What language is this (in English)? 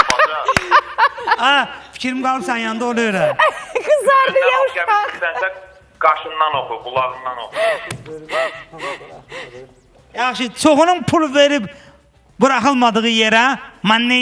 Turkish